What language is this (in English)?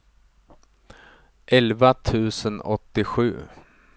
Swedish